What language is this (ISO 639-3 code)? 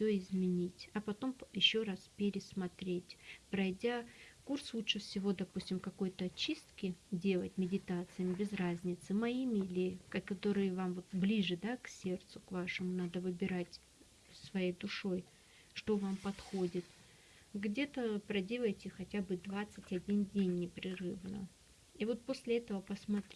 rus